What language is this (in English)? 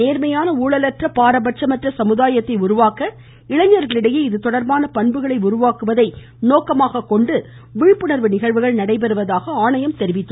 Tamil